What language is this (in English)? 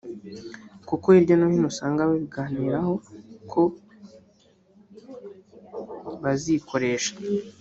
Kinyarwanda